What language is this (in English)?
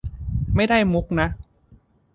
Thai